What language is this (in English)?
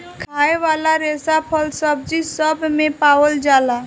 Bhojpuri